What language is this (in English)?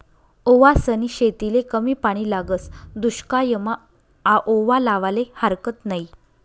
Marathi